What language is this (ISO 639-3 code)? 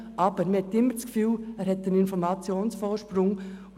gsw